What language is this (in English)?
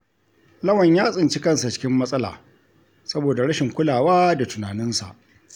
Hausa